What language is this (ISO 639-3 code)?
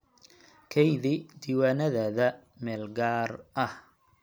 som